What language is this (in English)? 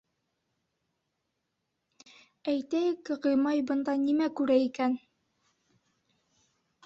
Bashkir